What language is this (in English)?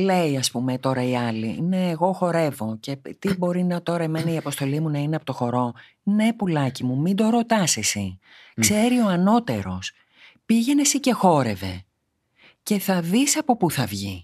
Greek